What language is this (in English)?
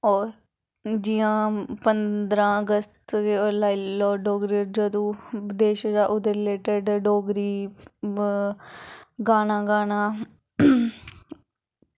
Dogri